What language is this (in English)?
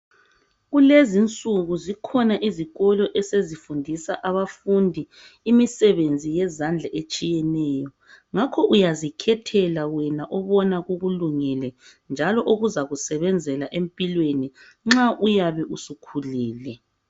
North Ndebele